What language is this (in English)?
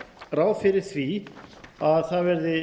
Icelandic